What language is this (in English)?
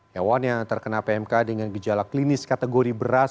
Indonesian